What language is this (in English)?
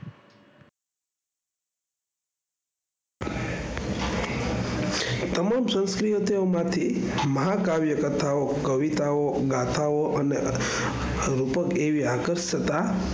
Gujarati